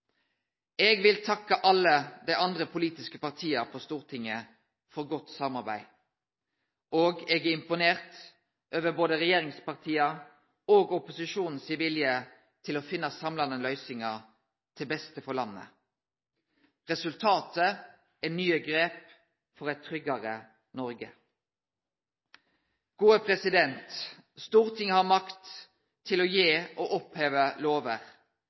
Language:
Norwegian Nynorsk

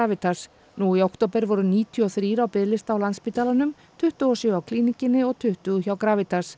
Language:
Icelandic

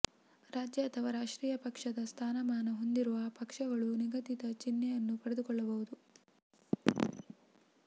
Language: Kannada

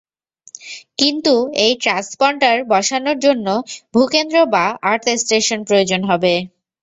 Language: Bangla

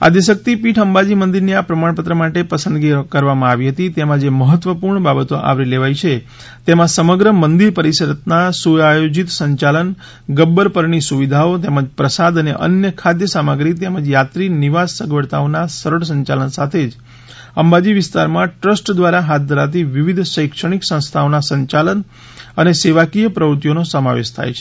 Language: Gujarati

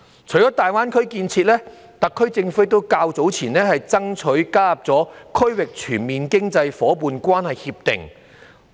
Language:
Cantonese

